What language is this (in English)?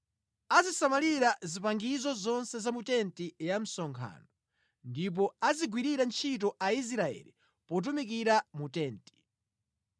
Nyanja